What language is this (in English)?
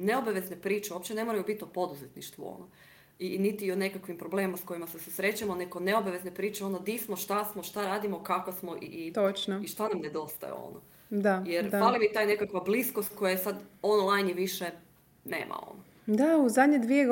Croatian